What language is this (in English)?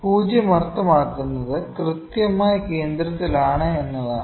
Malayalam